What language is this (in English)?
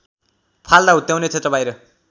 Nepali